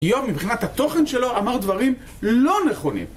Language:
Hebrew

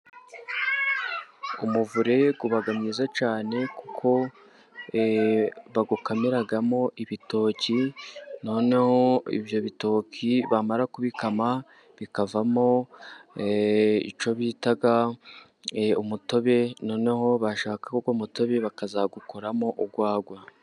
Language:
Kinyarwanda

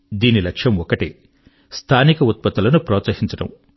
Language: Telugu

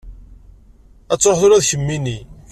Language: Kabyle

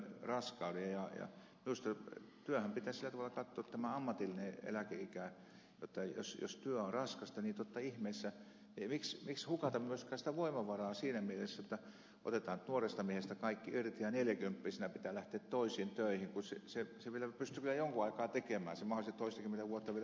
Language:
Finnish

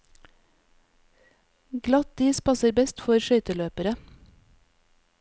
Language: Norwegian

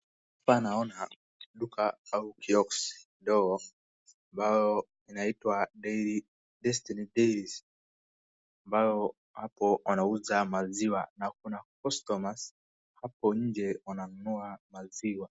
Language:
Swahili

